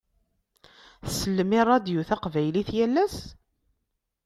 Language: Kabyle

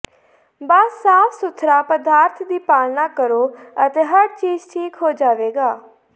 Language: Punjabi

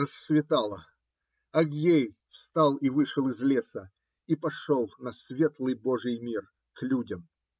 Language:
Russian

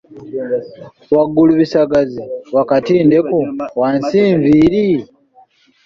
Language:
Ganda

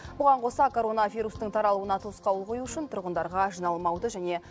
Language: Kazakh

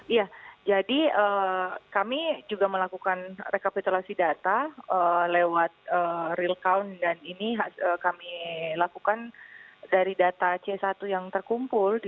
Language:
Indonesian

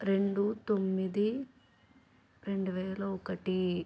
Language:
Telugu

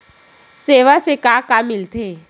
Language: Chhattisgarhi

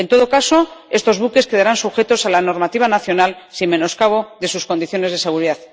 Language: Spanish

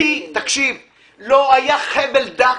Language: Hebrew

